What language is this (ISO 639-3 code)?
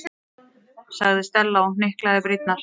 isl